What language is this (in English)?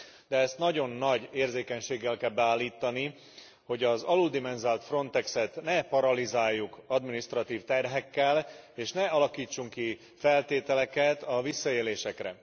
Hungarian